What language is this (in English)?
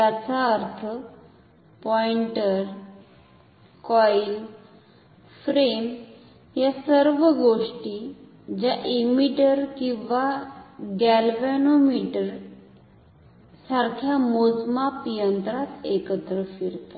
Marathi